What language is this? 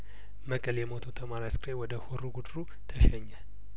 Amharic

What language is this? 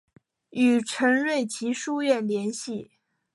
Chinese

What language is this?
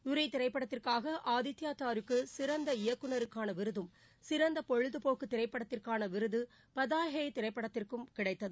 Tamil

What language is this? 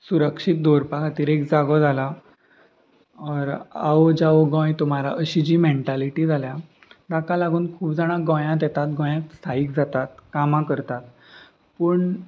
Konkani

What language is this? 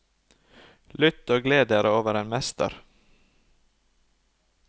Norwegian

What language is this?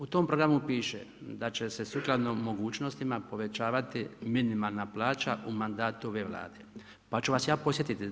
Croatian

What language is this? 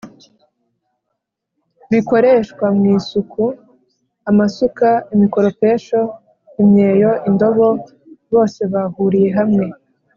Kinyarwanda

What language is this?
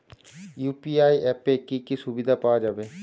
Bangla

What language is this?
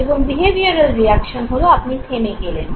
Bangla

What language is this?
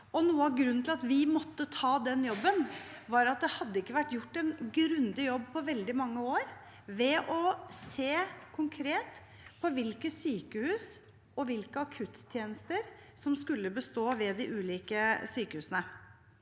Norwegian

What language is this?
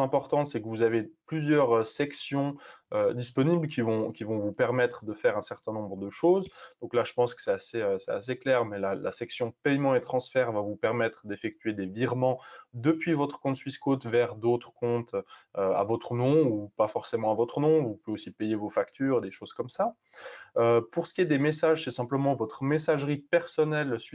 French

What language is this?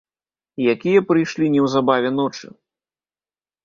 Belarusian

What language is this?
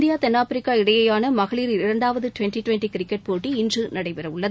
Tamil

